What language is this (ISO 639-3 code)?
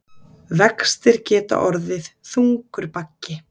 isl